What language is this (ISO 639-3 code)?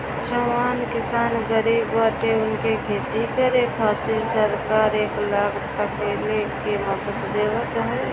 bho